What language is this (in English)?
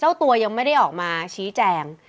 Thai